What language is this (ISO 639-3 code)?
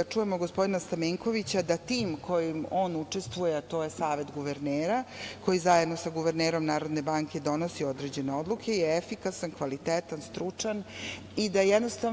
srp